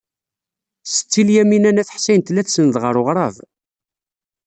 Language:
Kabyle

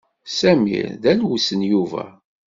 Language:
Kabyle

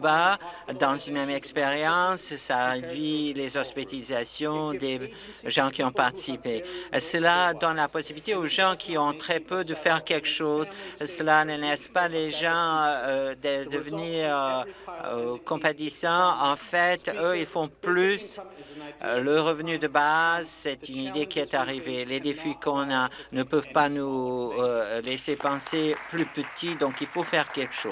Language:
French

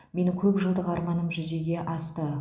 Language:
Kazakh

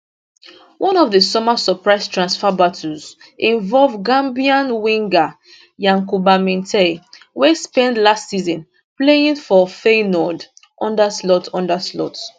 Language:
Nigerian Pidgin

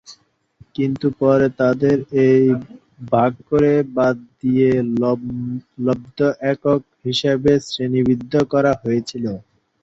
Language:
Bangla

